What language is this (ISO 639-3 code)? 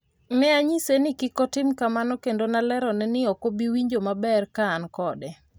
luo